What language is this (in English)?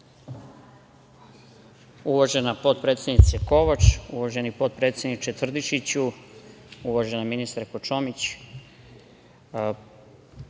Serbian